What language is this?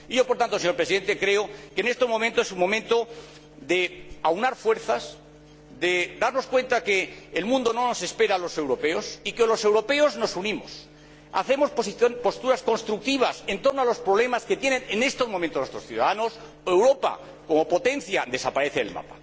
Spanish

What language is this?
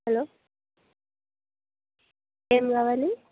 Telugu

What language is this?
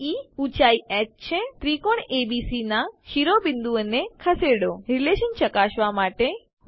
Gujarati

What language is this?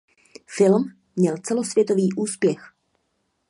Czech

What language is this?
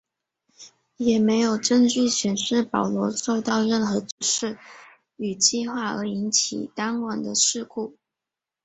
Chinese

